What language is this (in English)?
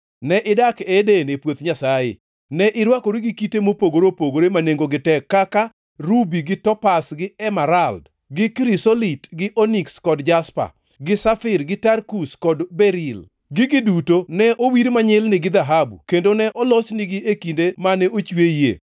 Luo (Kenya and Tanzania)